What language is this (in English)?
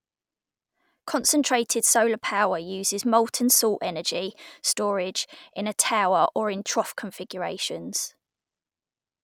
English